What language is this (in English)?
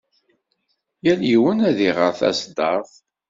Kabyle